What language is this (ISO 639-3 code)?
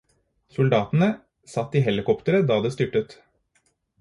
nob